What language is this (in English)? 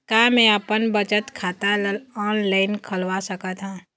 Chhattisgarhi